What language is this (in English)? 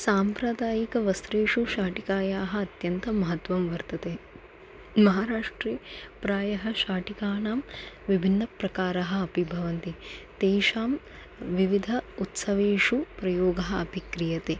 Sanskrit